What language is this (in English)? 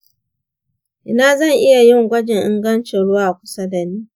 Hausa